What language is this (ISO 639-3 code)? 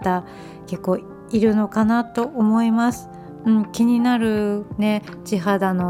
jpn